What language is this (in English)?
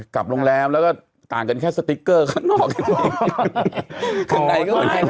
Thai